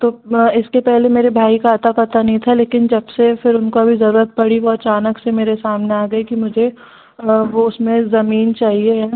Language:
Hindi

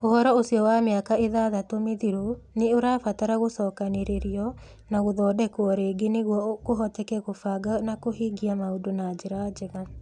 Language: Kikuyu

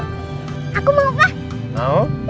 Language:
Indonesian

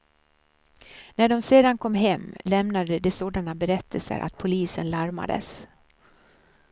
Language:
Swedish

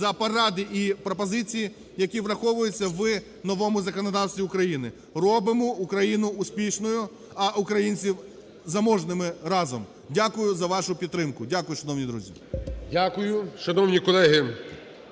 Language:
Ukrainian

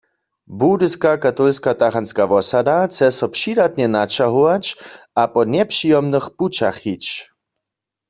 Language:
Upper Sorbian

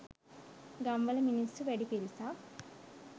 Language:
Sinhala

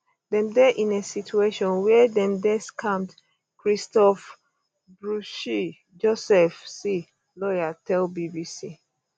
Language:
Nigerian Pidgin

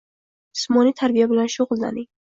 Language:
Uzbek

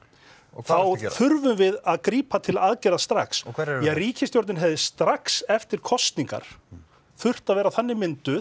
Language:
Icelandic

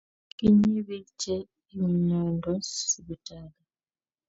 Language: Kalenjin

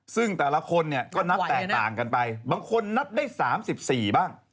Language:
Thai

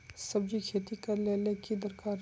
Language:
Magahi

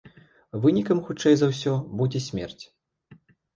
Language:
Belarusian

